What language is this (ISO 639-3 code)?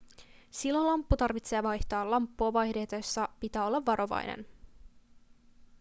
fin